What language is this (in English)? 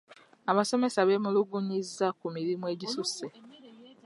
Ganda